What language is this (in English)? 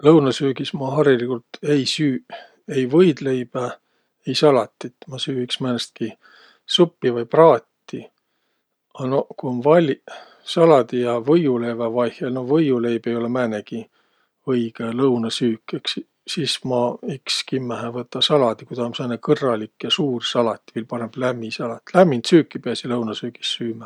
Võro